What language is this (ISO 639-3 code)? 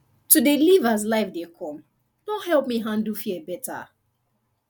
pcm